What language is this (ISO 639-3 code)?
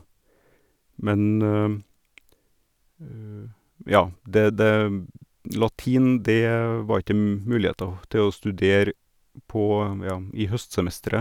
nor